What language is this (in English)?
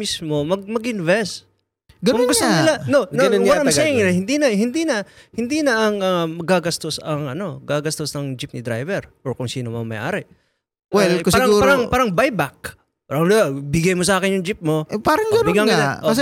Filipino